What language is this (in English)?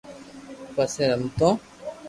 Loarki